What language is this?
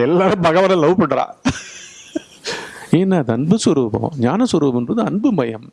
Tamil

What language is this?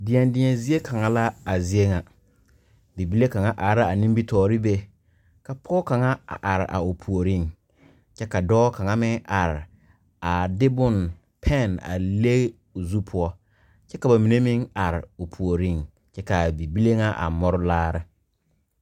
Southern Dagaare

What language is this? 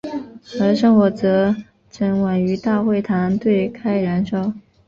Chinese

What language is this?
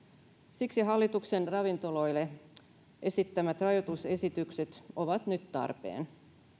Finnish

